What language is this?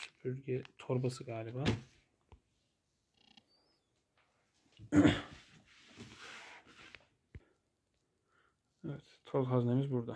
Turkish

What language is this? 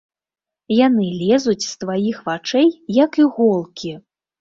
Belarusian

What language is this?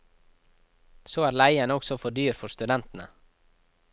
Norwegian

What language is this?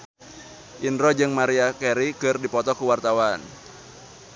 Sundanese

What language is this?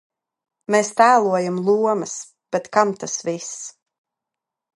Latvian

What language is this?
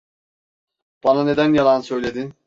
Turkish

